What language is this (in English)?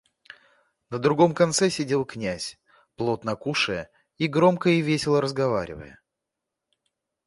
Russian